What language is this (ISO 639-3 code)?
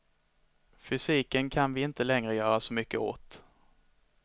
swe